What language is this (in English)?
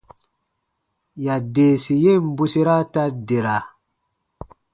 Baatonum